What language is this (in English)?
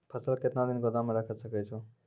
Maithili